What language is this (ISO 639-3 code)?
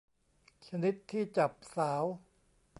tha